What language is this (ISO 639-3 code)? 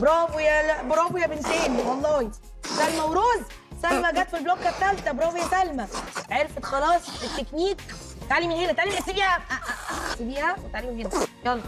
ara